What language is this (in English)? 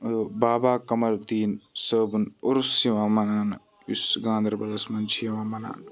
Kashmiri